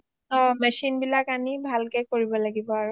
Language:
Assamese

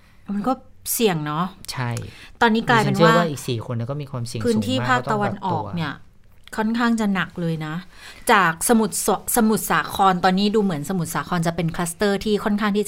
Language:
Thai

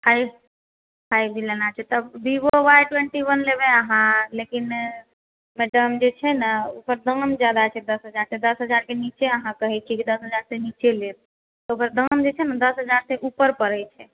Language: Maithili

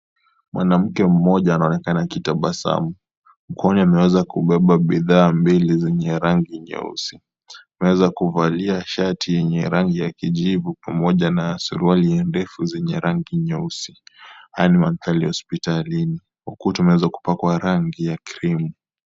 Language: Swahili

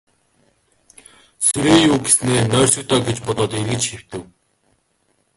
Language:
Mongolian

